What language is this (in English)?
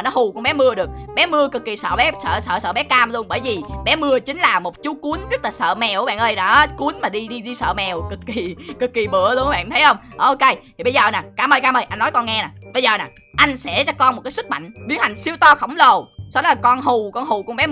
Vietnamese